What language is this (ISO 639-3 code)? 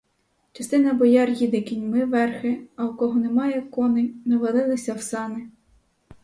ukr